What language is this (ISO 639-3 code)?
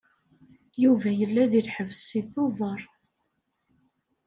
kab